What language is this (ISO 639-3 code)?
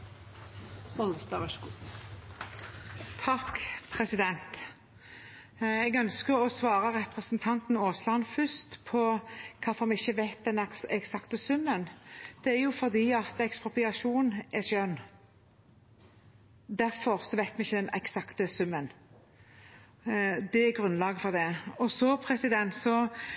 nob